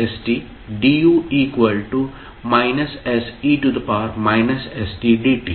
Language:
Marathi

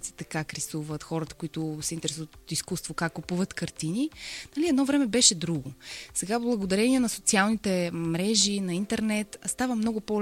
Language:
Bulgarian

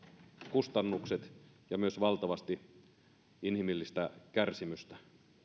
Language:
Finnish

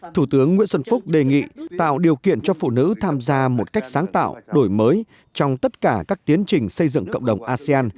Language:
Vietnamese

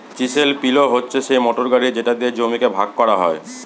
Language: Bangla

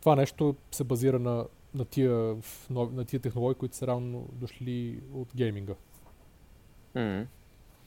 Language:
Bulgarian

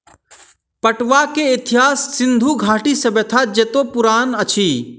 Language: Maithili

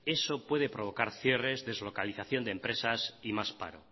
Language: Spanish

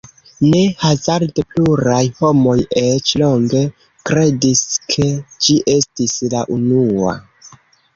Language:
Esperanto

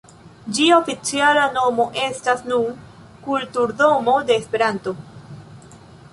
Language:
Esperanto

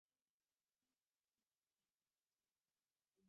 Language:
Bangla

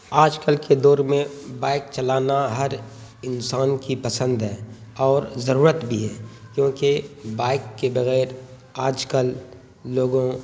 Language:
Urdu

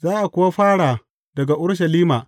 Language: Hausa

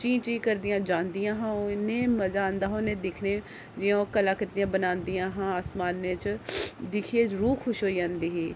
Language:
Dogri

